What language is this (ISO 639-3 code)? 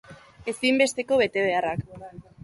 eus